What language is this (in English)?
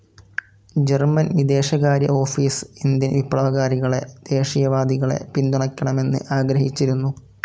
Malayalam